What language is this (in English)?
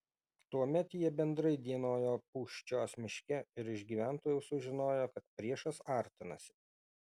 Lithuanian